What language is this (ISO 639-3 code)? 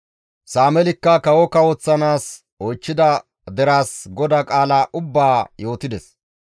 gmv